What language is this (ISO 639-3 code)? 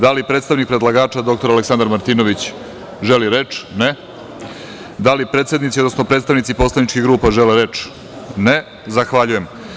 srp